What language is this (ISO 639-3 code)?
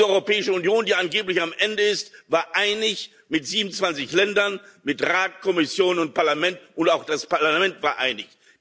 deu